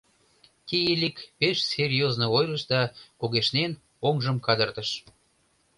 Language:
Mari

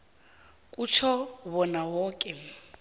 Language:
South Ndebele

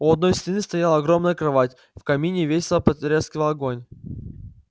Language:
Russian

